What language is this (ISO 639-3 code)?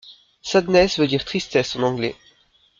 fra